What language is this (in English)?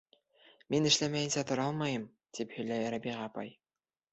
Bashkir